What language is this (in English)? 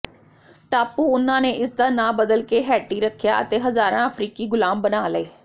Punjabi